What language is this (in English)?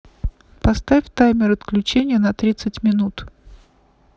Russian